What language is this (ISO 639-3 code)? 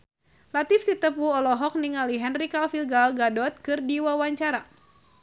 sun